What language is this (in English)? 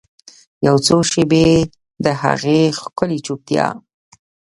Pashto